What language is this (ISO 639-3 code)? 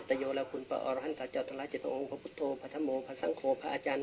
tha